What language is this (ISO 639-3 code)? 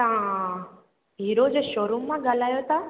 snd